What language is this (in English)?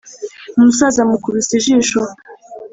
Kinyarwanda